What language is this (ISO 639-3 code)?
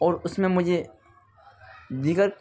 urd